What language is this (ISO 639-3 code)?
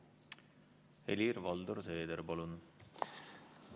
est